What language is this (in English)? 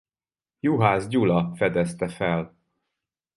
Hungarian